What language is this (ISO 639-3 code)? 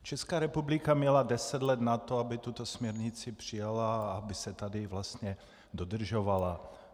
ces